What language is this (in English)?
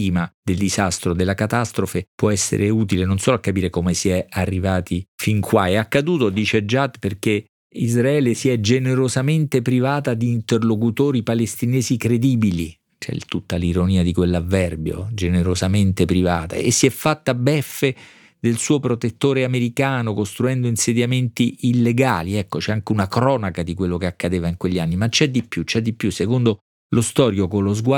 Italian